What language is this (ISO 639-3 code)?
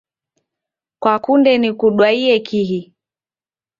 dav